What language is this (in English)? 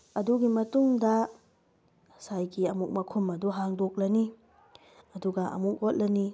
Manipuri